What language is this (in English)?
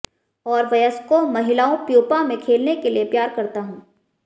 Hindi